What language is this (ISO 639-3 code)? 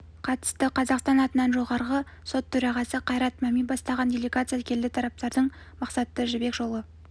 kaz